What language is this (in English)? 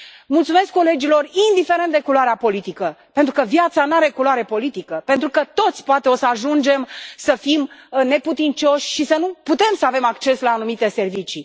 Romanian